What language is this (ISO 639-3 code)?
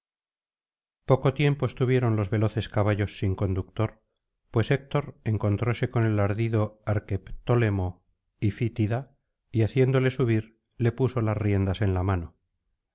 spa